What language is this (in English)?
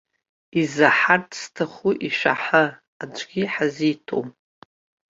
Abkhazian